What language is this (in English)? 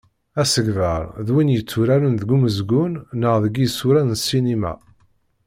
Kabyle